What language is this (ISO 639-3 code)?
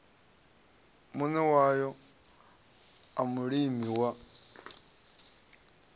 ven